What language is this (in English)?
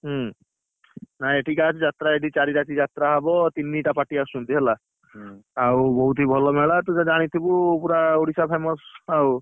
Odia